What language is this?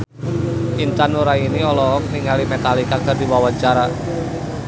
Sundanese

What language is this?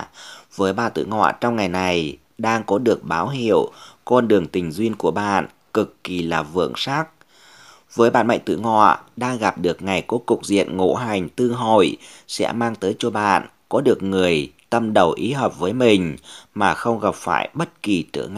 Vietnamese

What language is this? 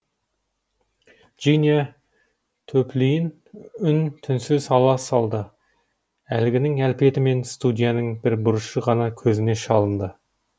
Kazakh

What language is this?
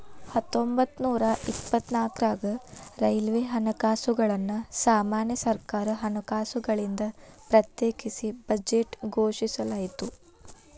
Kannada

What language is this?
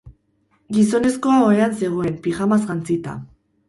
Basque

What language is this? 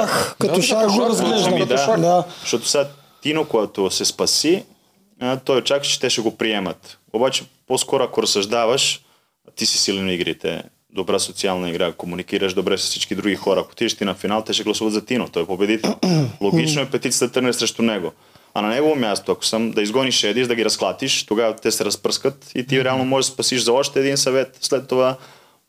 Bulgarian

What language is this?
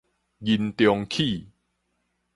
Min Nan Chinese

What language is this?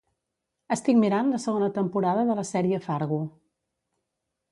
Catalan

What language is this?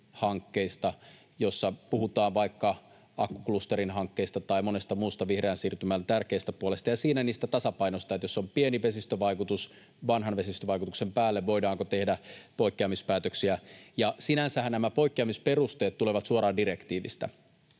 Finnish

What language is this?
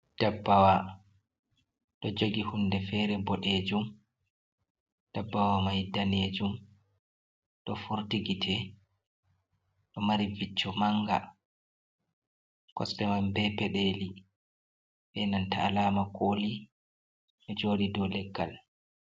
Fula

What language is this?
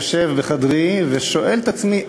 Hebrew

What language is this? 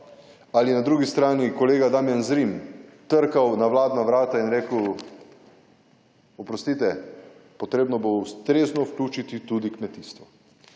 Slovenian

